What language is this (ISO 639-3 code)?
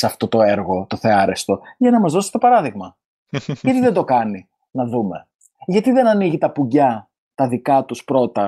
ell